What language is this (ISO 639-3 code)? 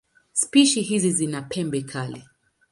swa